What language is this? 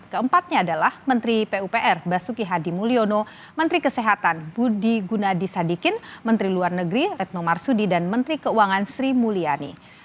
Indonesian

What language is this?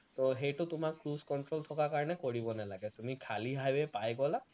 Assamese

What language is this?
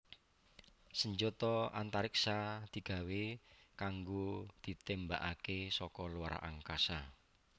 Javanese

